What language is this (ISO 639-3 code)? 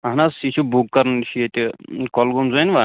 kas